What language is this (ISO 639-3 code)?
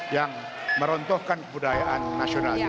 ind